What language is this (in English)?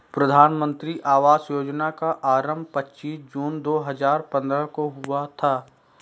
Hindi